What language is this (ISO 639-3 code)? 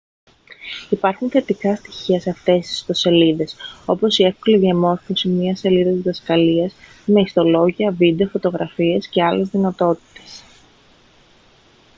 ell